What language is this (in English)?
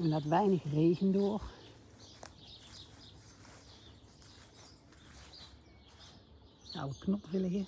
Dutch